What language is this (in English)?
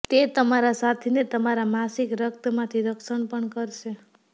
Gujarati